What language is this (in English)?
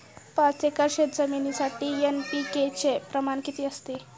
Marathi